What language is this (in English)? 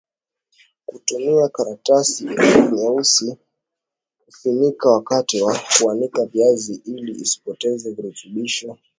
Swahili